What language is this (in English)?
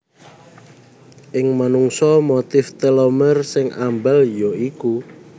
Javanese